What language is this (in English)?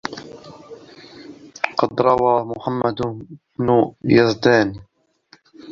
Arabic